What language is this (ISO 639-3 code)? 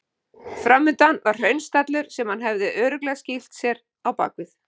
isl